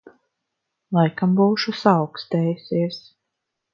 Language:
Latvian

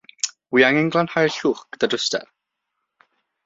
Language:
Welsh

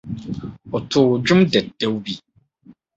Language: Akan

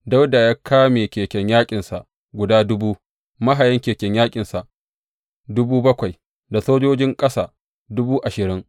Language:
Hausa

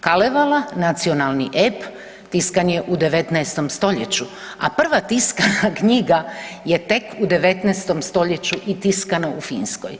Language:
Croatian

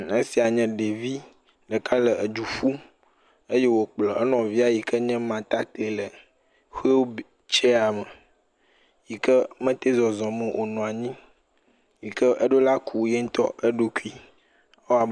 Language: Ewe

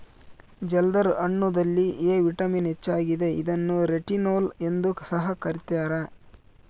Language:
Kannada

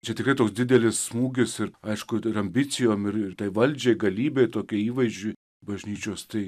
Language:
Lithuanian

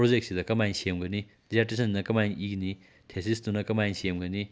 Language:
Manipuri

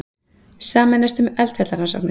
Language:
Icelandic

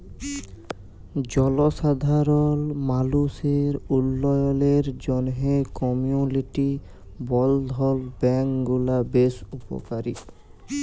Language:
Bangla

